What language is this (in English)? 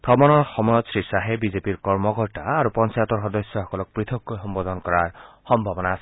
Assamese